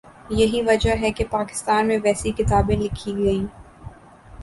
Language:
Urdu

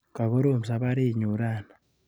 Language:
Kalenjin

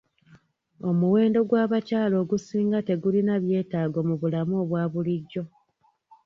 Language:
Ganda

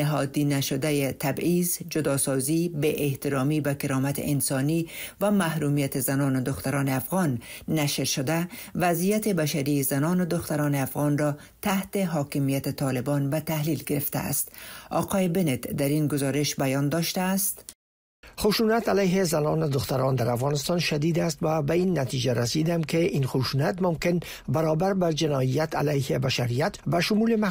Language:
Persian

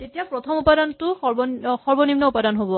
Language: Assamese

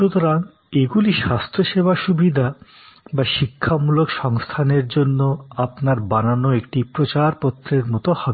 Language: Bangla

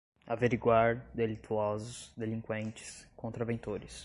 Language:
Portuguese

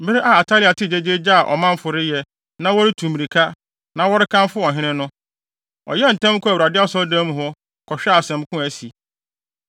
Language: Akan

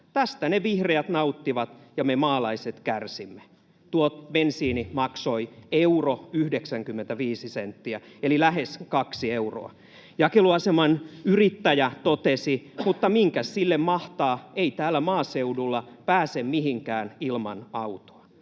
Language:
Finnish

